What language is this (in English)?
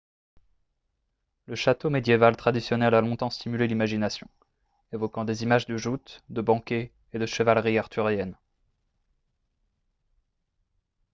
French